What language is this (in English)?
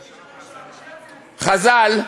Hebrew